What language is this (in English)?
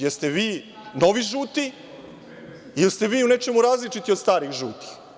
Serbian